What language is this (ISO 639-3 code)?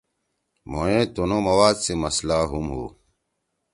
trw